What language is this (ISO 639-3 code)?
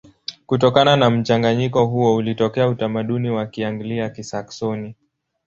swa